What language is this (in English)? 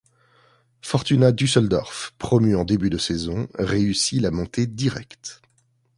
French